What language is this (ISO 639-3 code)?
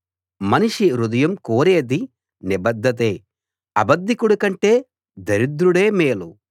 tel